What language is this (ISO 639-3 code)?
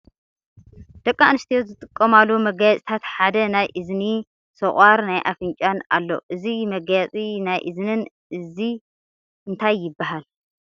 tir